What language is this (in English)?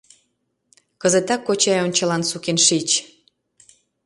Mari